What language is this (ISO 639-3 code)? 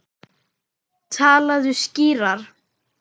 isl